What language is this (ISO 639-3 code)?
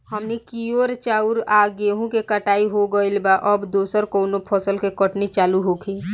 bho